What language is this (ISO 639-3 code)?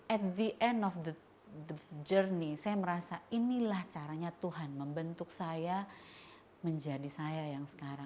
ind